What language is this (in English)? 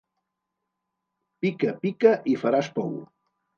Catalan